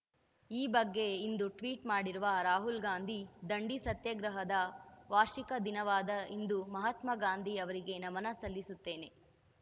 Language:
Kannada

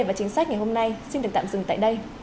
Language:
Vietnamese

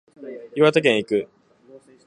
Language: Japanese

